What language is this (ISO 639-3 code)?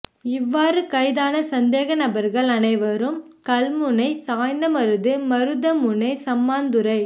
tam